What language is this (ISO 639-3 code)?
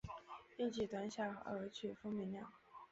zho